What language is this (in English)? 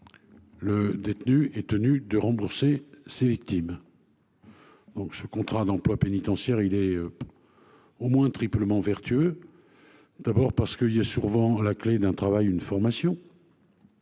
French